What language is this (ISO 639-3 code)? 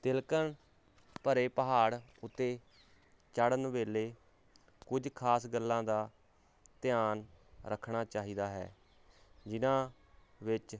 pan